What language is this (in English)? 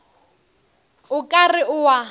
Northern Sotho